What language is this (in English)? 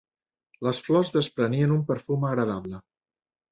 Catalan